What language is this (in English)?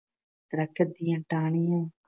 Punjabi